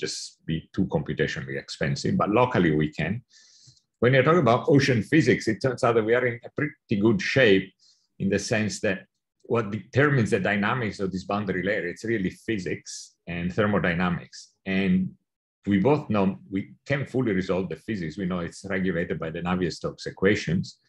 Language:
English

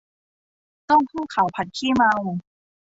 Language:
Thai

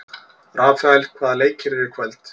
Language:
Icelandic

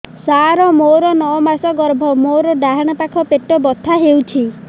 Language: Odia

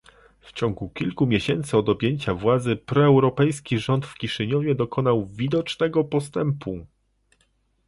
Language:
Polish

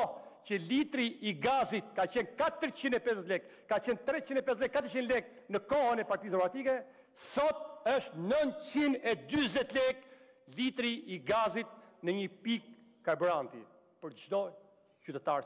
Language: Romanian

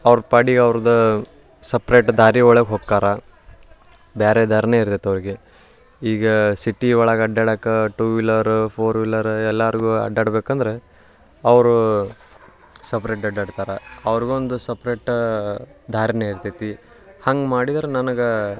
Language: Kannada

